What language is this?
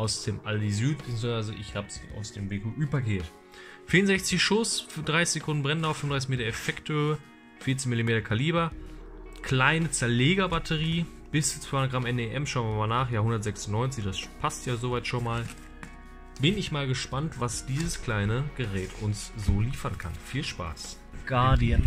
German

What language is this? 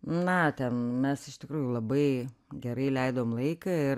Lithuanian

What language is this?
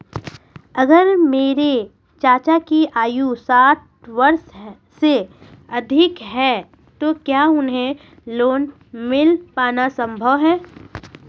Hindi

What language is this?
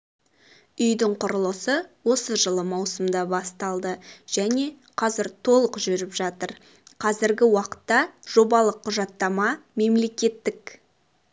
Kazakh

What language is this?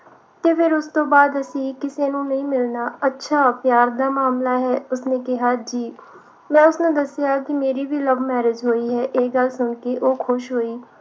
Punjabi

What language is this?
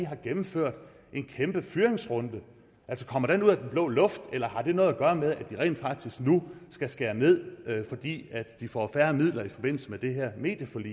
Danish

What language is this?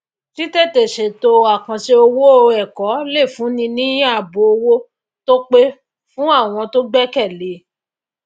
Yoruba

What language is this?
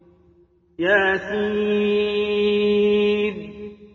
Arabic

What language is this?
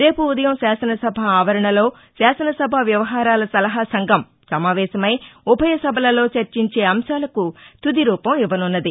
Telugu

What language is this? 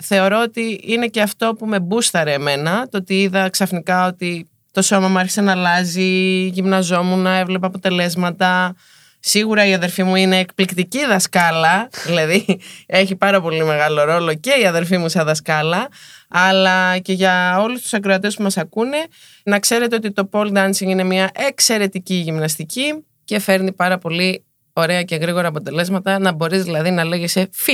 Greek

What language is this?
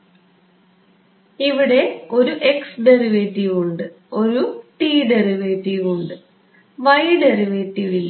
Malayalam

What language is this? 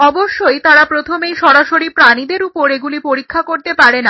Bangla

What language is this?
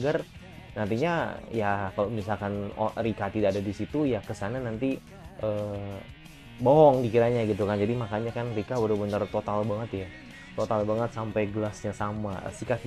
Indonesian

